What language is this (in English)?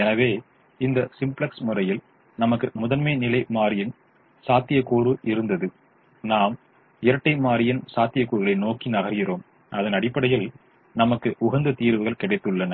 Tamil